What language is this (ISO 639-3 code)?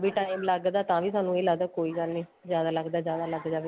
pan